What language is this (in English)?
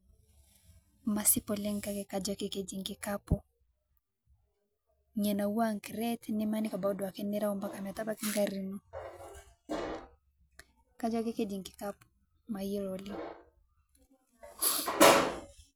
Masai